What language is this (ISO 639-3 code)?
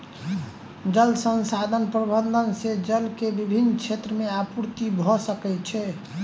mai